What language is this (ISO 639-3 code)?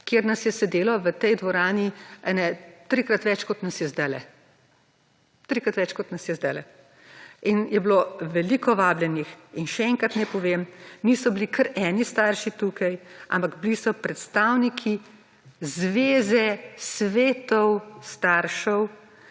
slv